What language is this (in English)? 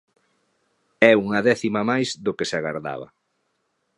Galician